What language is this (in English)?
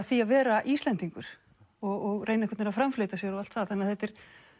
Icelandic